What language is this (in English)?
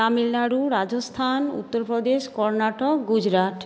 Bangla